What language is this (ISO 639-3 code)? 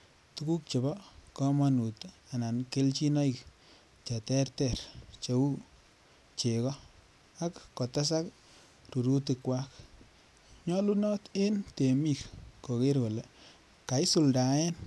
kln